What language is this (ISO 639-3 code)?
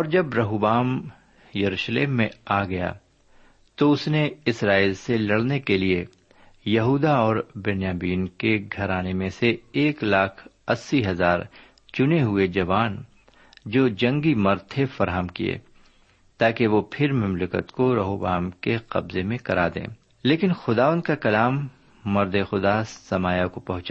urd